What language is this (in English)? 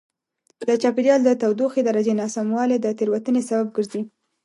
Pashto